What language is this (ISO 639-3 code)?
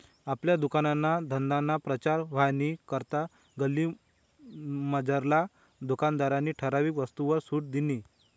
mar